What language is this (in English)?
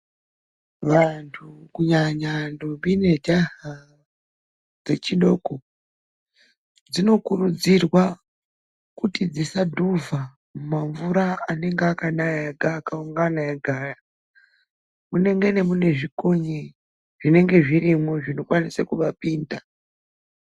Ndau